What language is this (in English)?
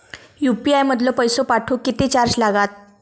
Marathi